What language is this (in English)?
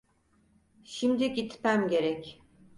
Turkish